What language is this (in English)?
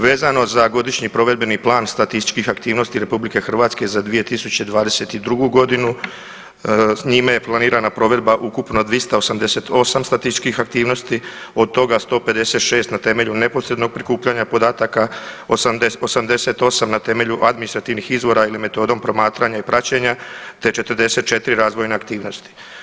Croatian